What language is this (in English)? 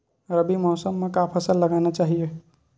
Chhattisgarhi